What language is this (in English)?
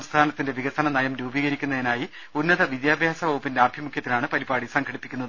Malayalam